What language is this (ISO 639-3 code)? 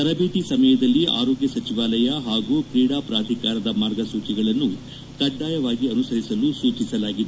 kan